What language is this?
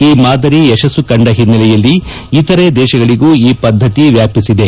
Kannada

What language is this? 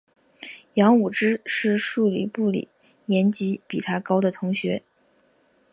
Chinese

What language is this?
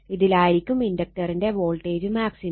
Malayalam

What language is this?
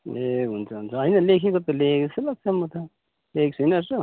Nepali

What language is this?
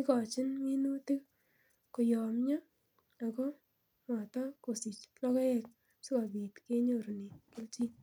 Kalenjin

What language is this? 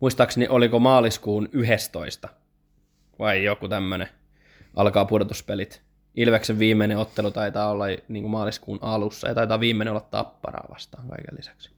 Finnish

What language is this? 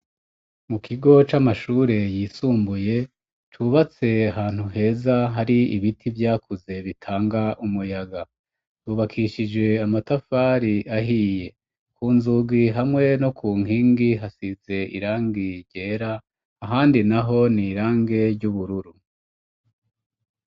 Rundi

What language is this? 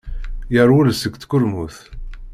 Kabyle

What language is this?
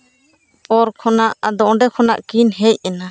Santali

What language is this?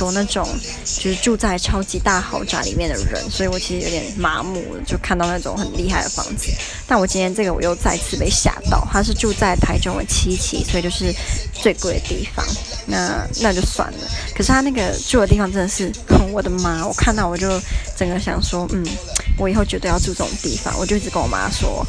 Chinese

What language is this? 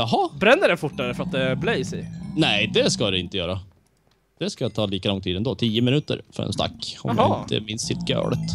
Swedish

